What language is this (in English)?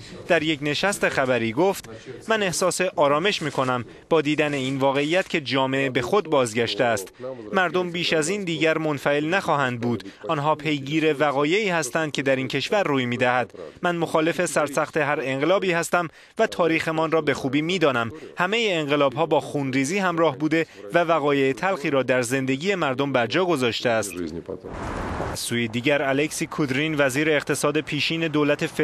Persian